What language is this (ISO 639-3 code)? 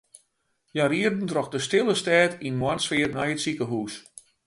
fry